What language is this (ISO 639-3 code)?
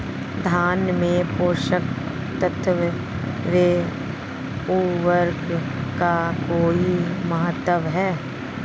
hin